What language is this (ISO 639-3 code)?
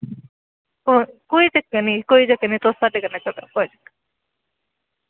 doi